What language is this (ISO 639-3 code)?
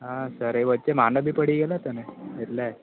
guj